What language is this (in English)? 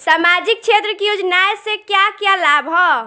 Bhojpuri